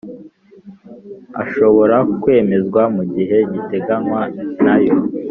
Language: Kinyarwanda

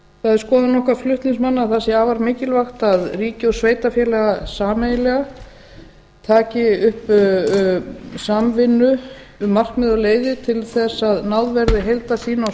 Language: Icelandic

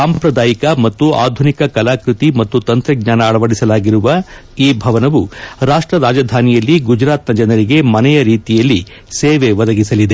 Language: Kannada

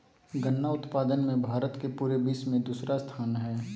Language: Magahi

